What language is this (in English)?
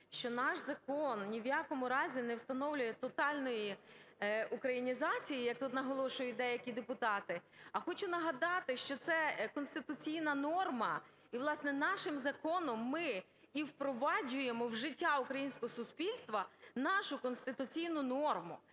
Ukrainian